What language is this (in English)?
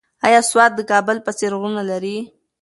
Pashto